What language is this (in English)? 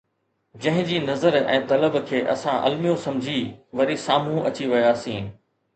Sindhi